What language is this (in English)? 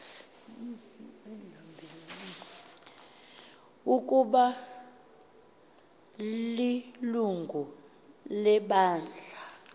Xhosa